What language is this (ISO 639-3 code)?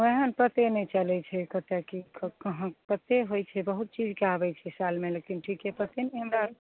mai